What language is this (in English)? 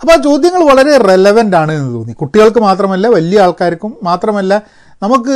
Malayalam